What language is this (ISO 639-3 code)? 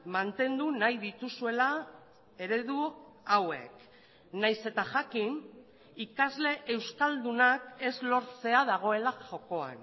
eus